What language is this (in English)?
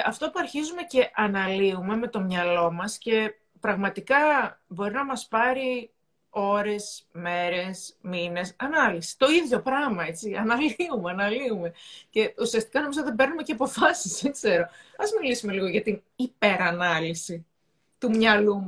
Greek